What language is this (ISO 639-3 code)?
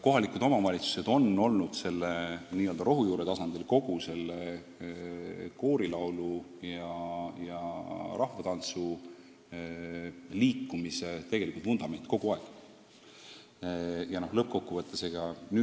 est